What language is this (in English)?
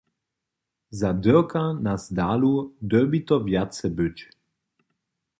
Upper Sorbian